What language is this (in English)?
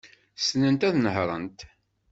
Kabyle